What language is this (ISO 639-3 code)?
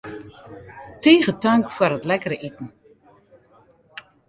fry